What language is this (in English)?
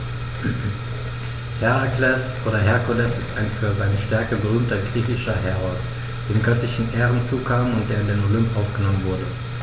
German